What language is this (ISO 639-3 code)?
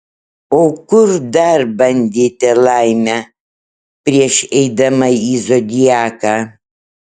lit